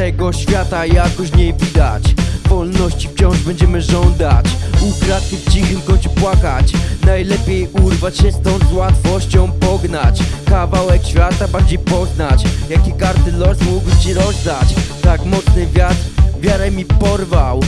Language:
Polish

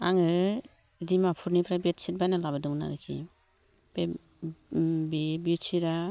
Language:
Bodo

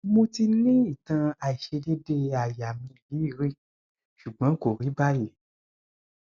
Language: Yoruba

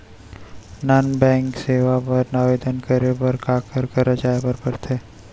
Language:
Chhattisgarhi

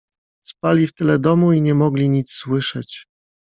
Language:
Polish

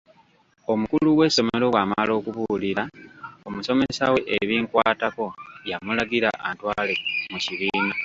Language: Ganda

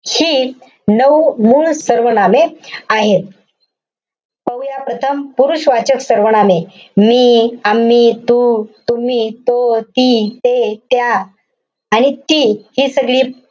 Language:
Marathi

